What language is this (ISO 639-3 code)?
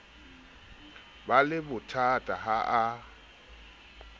sot